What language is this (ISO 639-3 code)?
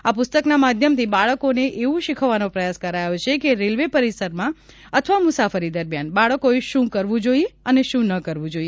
guj